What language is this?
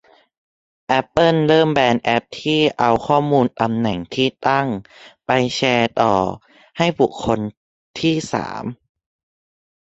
Thai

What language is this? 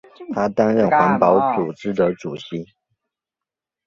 Chinese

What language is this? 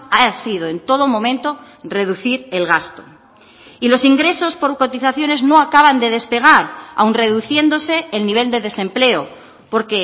Spanish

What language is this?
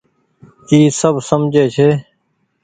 Goaria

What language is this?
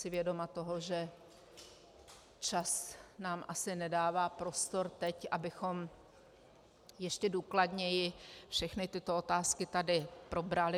Czech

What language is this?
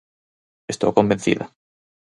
Galician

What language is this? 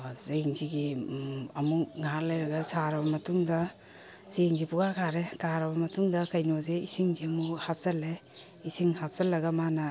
Manipuri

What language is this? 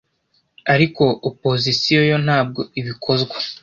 Kinyarwanda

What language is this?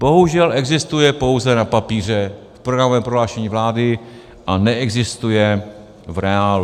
Czech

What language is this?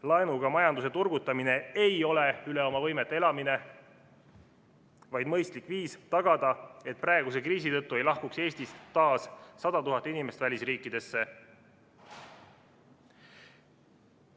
Estonian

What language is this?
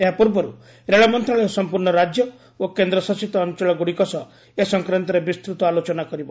Odia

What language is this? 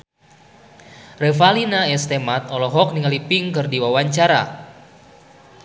Sundanese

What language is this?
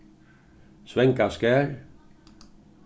Faroese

